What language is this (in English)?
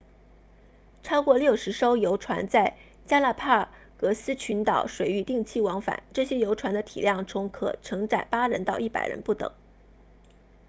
Chinese